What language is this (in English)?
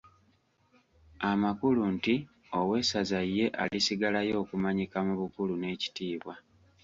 Ganda